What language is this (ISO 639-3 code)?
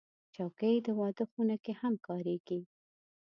pus